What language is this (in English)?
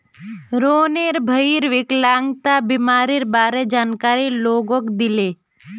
Magahi